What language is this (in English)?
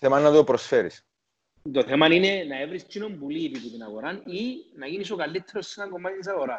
Greek